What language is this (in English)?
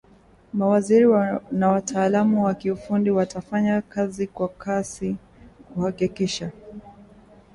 Swahili